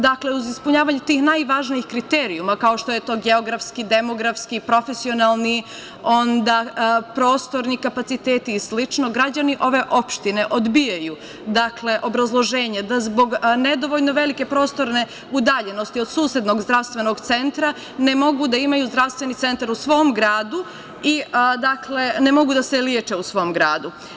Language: Serbian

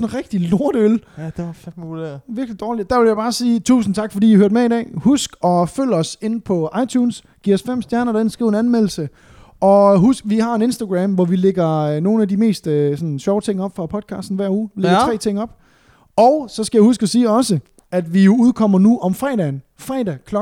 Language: Danish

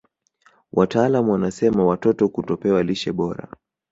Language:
Swahili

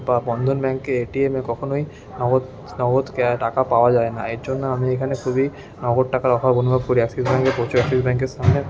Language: Bangla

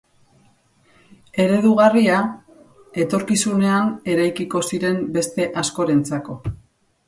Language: Basque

